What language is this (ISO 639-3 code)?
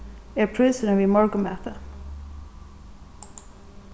fao